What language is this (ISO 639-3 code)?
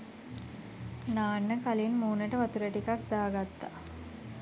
sin